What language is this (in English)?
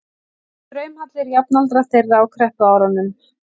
Icelandic